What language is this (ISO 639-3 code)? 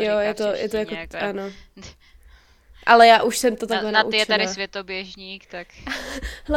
ces